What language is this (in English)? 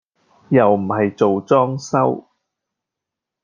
Cantonese